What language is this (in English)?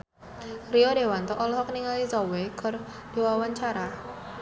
Sundanese